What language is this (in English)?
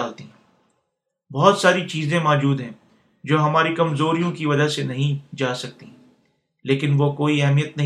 Urdu